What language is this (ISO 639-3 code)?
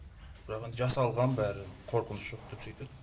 kaz